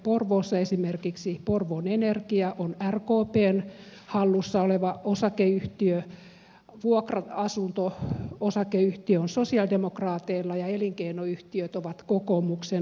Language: Finnish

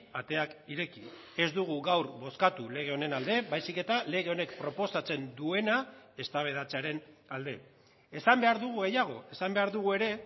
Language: Basque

